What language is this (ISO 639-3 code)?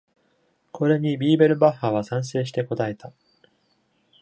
jpn